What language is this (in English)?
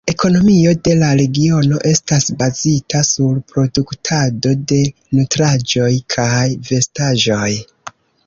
Esperanto